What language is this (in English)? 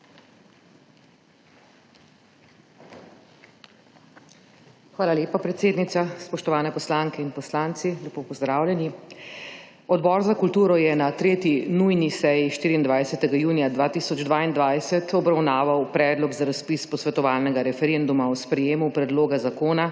Slovenian